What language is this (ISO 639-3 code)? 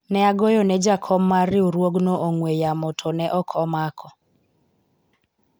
luo